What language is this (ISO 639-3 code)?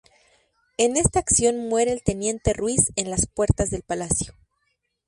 spa